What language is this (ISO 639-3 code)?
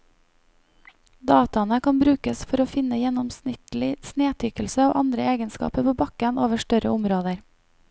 nor